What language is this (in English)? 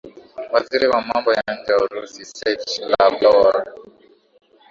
Swahili